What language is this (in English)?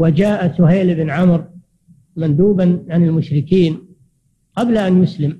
Arabic